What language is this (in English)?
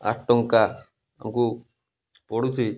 Odia